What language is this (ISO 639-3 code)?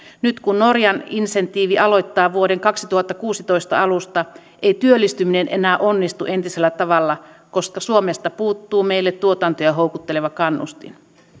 fin